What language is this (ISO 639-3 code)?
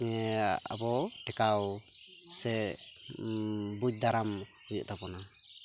sat